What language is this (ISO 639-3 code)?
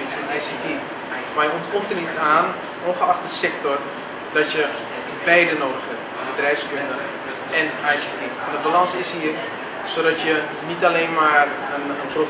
nld